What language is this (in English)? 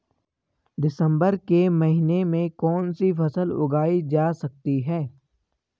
Hindi